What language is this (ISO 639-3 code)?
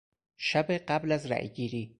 fas